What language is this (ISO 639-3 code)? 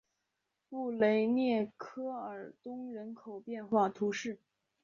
zho